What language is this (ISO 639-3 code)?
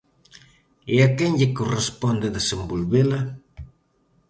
glg